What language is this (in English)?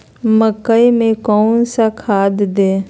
Magahi